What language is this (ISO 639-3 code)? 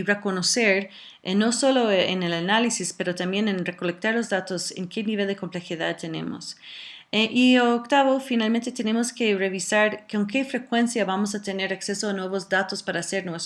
spa